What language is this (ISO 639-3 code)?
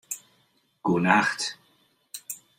fry